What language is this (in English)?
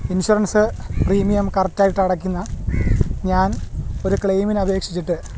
Malayalam